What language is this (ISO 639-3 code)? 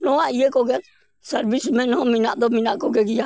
sat